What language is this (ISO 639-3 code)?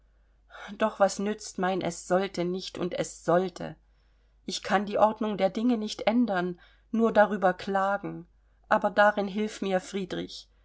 deu